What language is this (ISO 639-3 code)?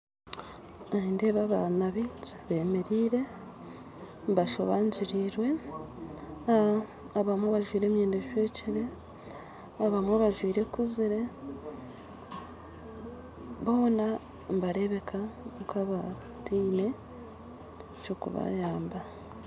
nyn